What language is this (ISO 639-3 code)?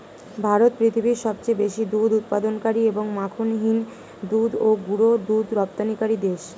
ben